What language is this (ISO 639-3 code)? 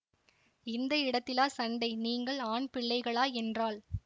tam